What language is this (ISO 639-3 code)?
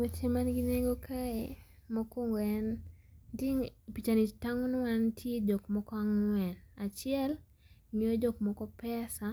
luo